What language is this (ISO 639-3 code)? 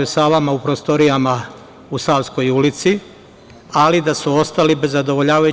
srp